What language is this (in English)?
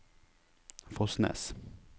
Norwegian